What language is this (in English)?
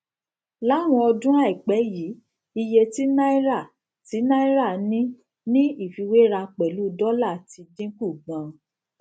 Yoruba